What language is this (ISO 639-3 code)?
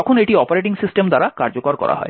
ben